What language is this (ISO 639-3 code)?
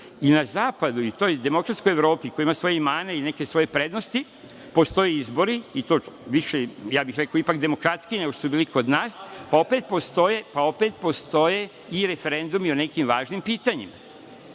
srp